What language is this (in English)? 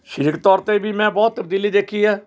Punjabi